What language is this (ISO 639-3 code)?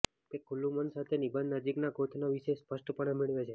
guj